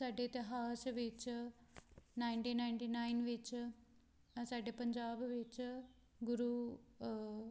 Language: Punjabi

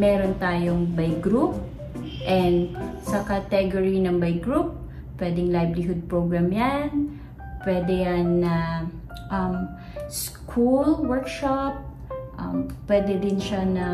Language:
Filipino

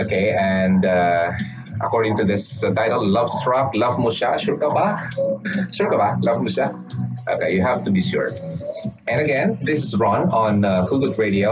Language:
Filipino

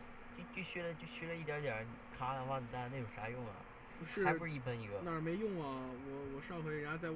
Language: Chinese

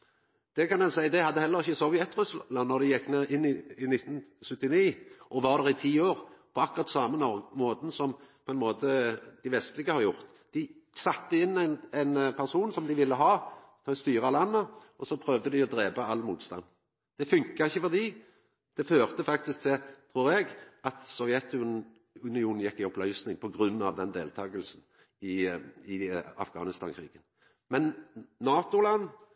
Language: Norwegian Nynorsk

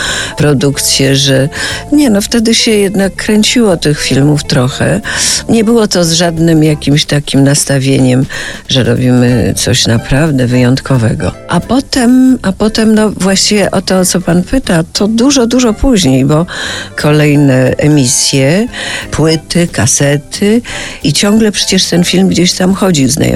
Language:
Polish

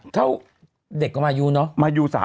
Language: Thai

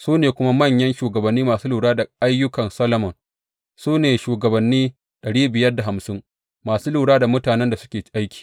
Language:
Hausa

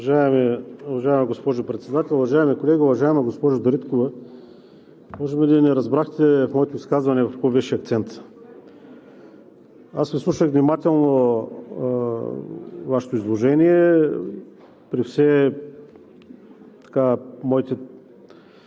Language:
Bulgarian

